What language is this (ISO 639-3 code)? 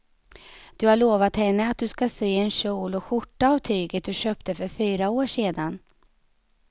swe